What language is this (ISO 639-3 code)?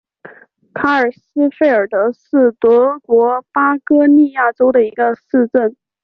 zho